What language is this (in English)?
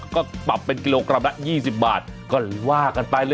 Thai